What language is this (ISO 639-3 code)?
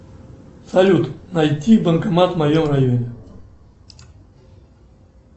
rus